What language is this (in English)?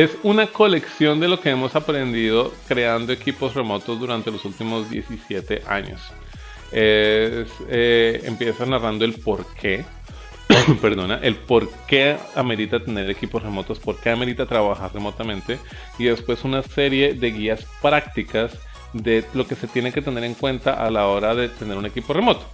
Spanish